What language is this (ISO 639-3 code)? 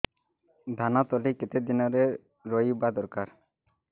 ori